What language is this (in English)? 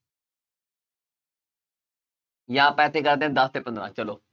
Punjabi